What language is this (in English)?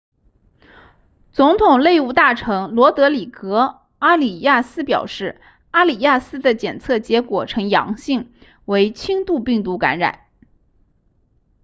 Chinese